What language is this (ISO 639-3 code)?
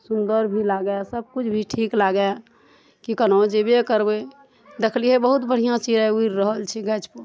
mai